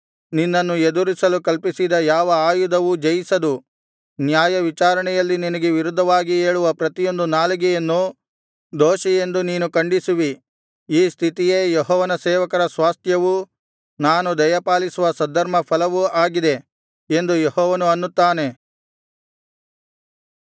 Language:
Kannada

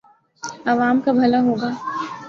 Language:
Urdu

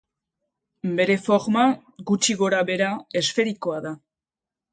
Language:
Basque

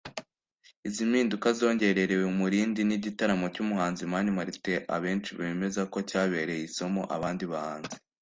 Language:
Kinyarwanda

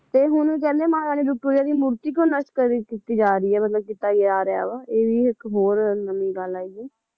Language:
Punjabi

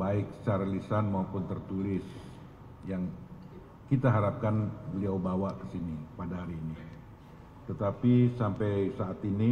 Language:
Indonesian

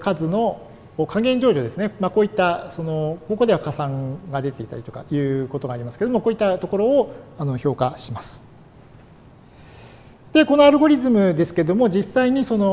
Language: Japanese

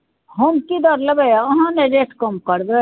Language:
Maithili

